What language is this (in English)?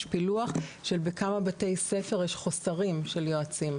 Hebrew